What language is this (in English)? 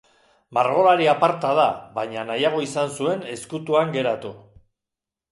Basque